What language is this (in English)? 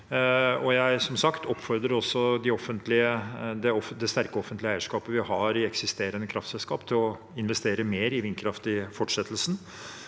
Norwegian